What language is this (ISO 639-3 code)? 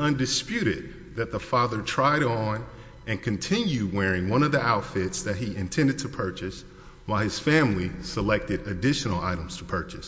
eng